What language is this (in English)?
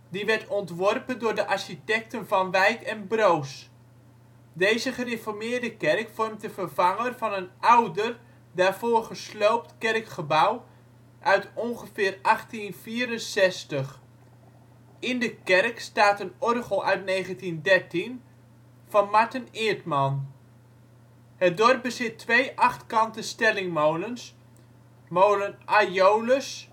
Dutch